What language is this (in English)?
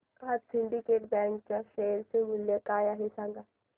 Marathi